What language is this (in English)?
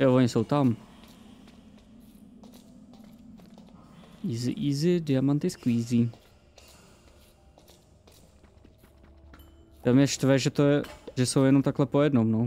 Czech